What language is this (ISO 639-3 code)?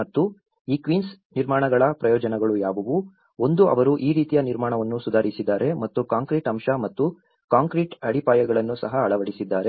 kan